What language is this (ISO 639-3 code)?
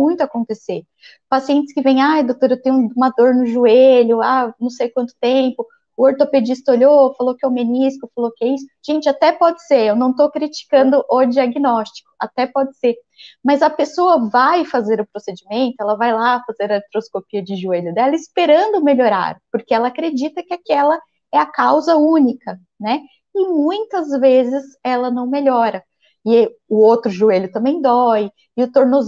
por